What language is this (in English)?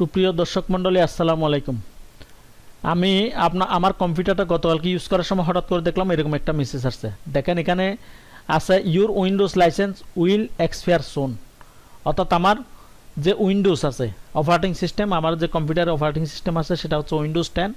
Hindi